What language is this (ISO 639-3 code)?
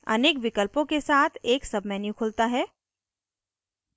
hin